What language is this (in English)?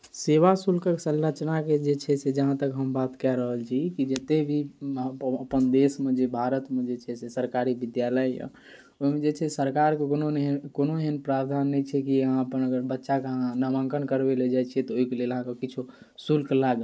Maithili